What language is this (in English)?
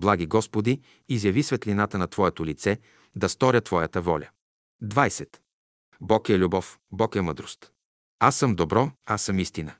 Bulgarian